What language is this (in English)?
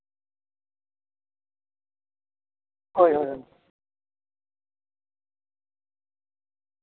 Santali